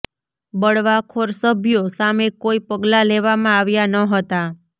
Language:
Gujarati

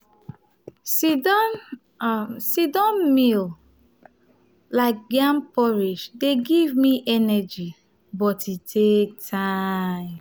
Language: Nigerian Pidgin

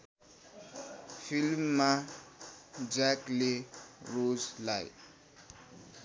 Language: Nepali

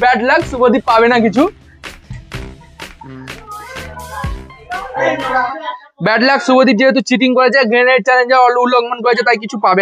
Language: Hindi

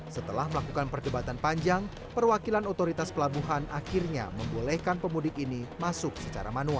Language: Indonesian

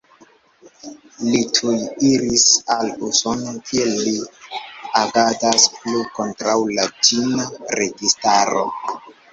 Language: Esperanto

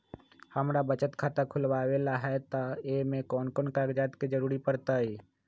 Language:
Magahi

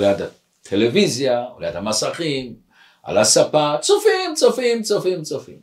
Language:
Hebrew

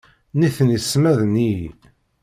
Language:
Kabyle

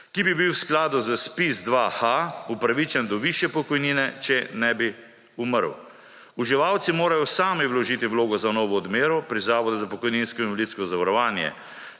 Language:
Slovenian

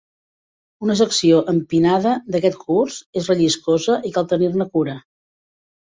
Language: Catalan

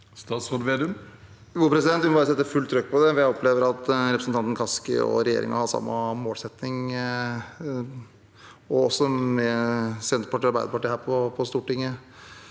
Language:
Norwegian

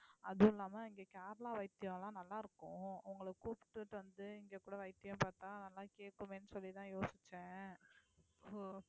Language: Tamil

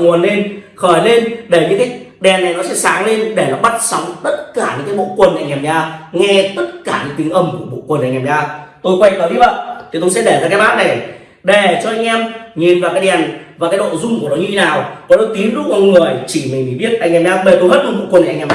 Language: Vietnamese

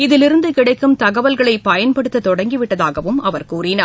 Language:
Tamil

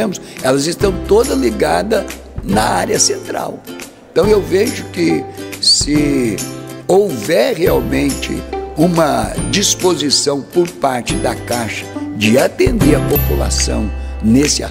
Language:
Portuguese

